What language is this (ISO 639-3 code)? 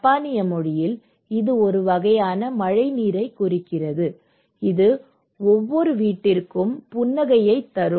tam